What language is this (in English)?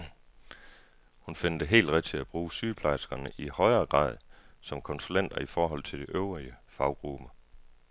Danish